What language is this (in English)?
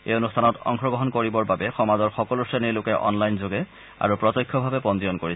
Assamese